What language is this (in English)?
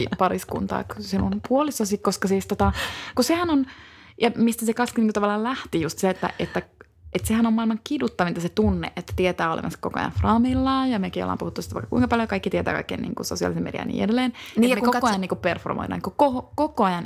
Finnish